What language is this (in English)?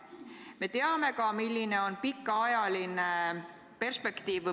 Estonian